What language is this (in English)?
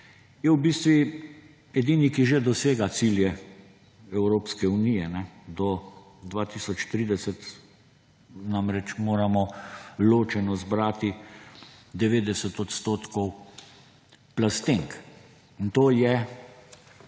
Slovenian